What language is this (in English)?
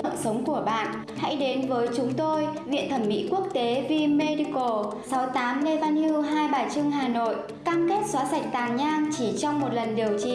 Vietnamese